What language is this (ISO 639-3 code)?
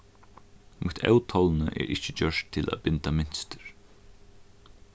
fao